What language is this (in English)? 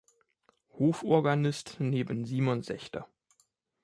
German